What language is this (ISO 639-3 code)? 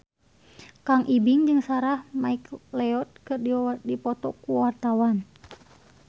sun